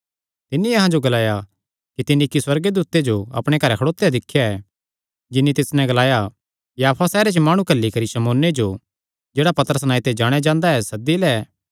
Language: Kangri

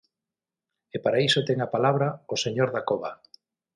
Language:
Galician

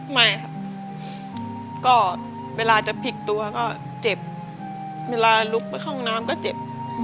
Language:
Thai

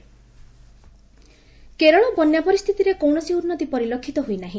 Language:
Odia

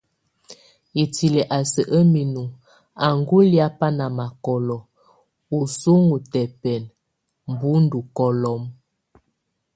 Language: Tunen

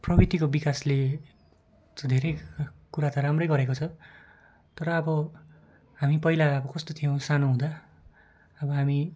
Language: Nepali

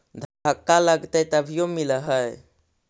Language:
Magahi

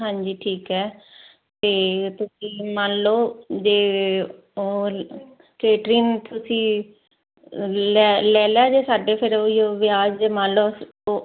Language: Punjabi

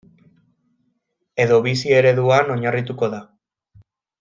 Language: Basque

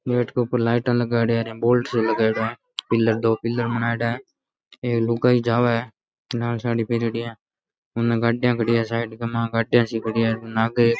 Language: Rajasthani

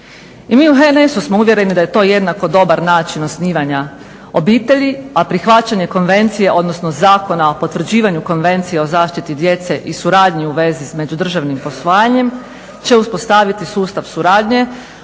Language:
Croatian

